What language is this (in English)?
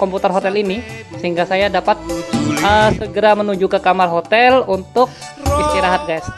Indonesian